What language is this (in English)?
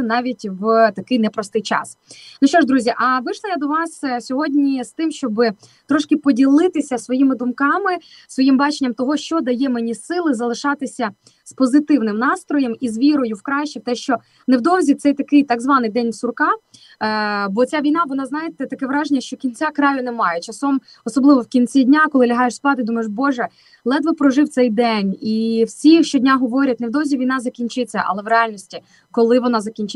Ukrainian